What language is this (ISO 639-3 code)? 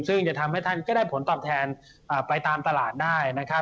tha